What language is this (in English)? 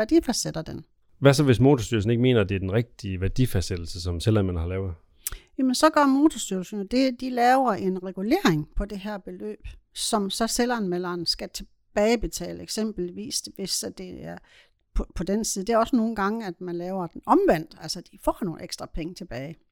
Danish